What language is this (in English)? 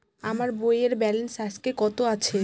Bangla